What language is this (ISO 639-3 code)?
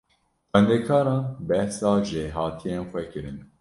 kur